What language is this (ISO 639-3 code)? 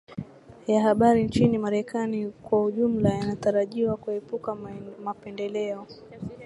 swa